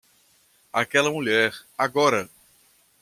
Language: Portuguese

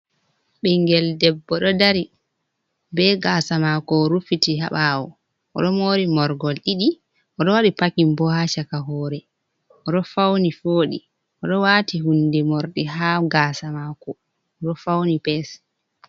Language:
Fula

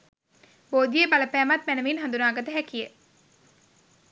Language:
Sinhala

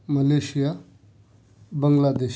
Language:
Urdu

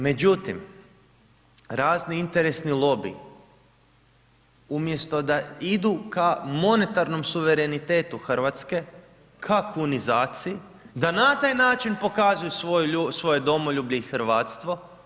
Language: Croatian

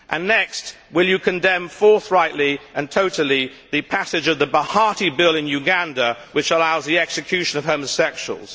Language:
English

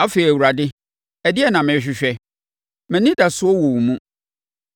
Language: Akan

